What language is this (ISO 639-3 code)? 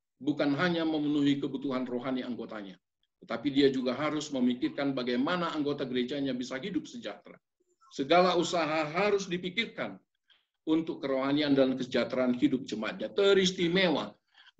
ind